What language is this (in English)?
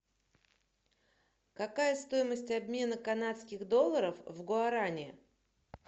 Russian